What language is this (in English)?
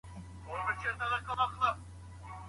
Pashto